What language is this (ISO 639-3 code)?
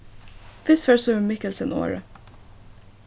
fao